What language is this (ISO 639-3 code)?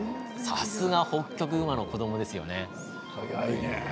jpn